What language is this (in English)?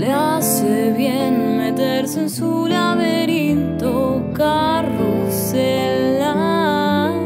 Spanish